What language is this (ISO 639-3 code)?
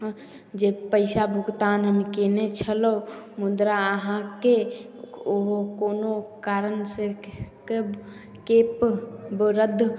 mai